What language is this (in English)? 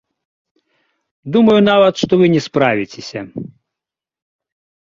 Belarusian